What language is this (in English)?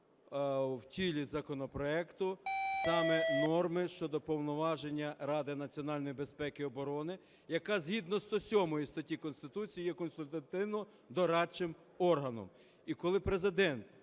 Ukrainian